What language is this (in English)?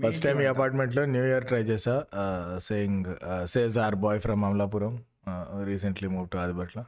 Telugu